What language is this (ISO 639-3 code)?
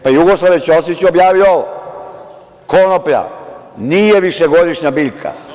srp